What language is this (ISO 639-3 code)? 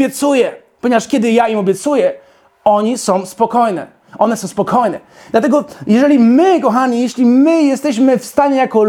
pol